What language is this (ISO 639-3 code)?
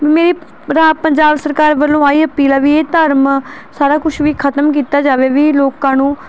pan